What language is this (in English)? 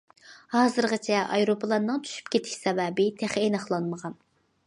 Uyghur